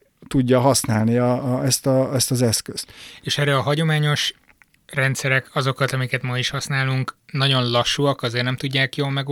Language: Hungarian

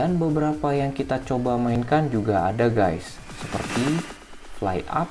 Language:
Indonesian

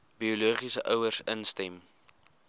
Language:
Afrikaans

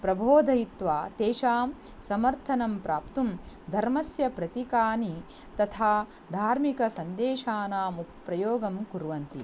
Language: Sanskrit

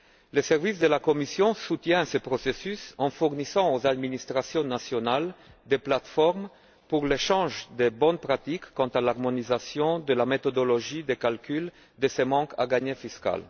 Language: French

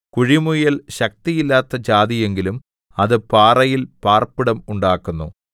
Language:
Malayalam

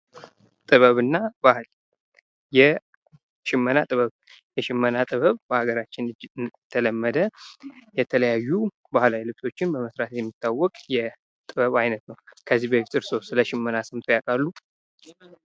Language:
Amharic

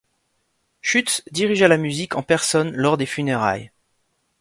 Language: French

